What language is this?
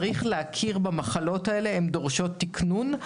Hebrew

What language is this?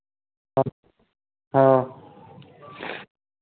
Hindi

